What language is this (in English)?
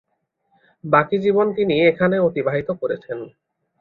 Bangla